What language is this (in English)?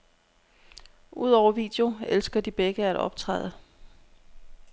Danish